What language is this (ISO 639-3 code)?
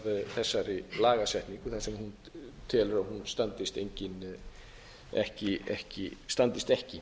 isl